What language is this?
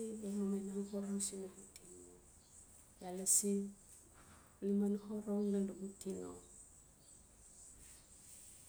Notsi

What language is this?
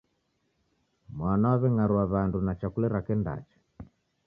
Taita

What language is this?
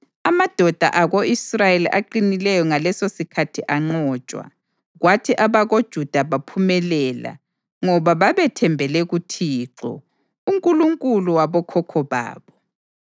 North Ndebele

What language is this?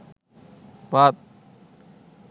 Bangla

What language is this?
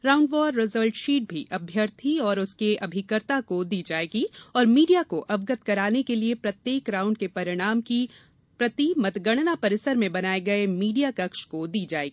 Hindi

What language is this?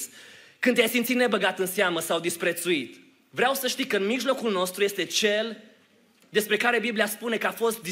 Romanian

